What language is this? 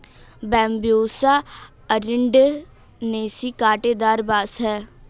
Hindi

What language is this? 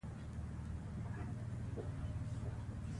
Pashto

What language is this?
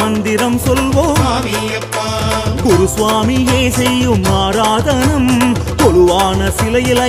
Tamil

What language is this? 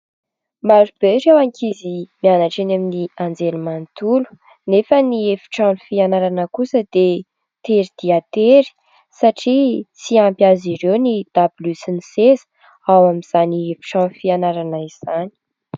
Malagasy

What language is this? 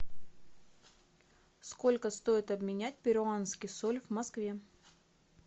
Russian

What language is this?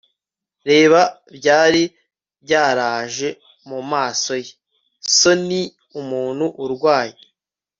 Kinyarwanda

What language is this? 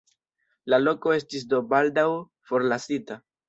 Esperanto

